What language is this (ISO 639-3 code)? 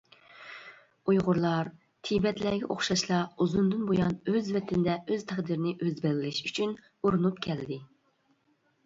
uig